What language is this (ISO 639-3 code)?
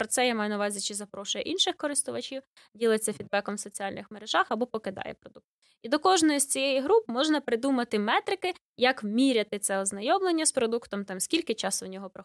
ukr